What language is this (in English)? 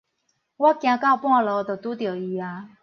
Min Nan Chinese